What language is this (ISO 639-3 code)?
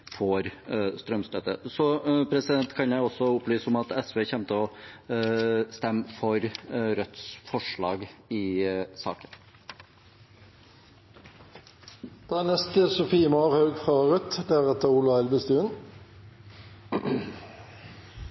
nob